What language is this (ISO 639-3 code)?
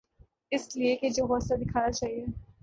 urd